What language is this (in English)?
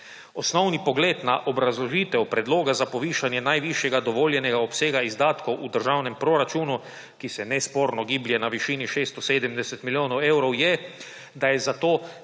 Slovenian